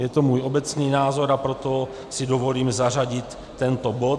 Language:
Czech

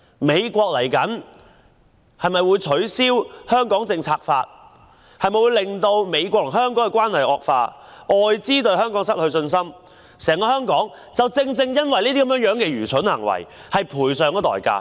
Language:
Cantonese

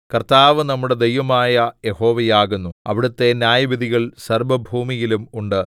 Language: Malayalam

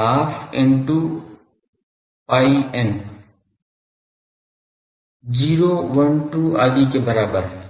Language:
Hindi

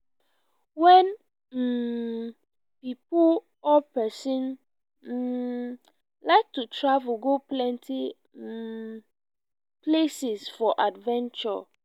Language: Nigerian Pidgin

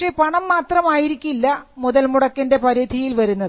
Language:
Malayalam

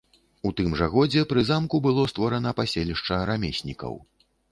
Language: Belarusian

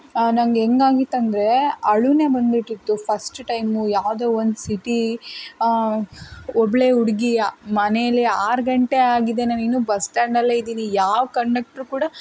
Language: Kannada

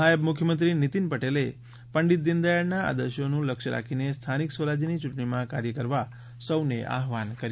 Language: Gujarati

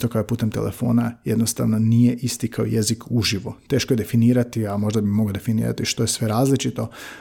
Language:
Croatian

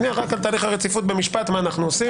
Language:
Hebrew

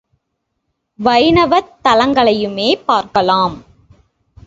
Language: Tamil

